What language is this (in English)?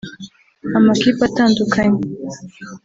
Kinyarwanda